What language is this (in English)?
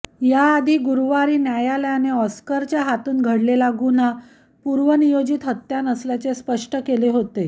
Marathi